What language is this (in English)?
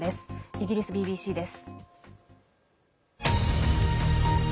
Japanese